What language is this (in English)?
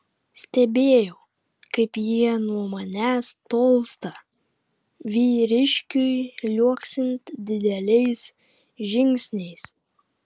Lithuanian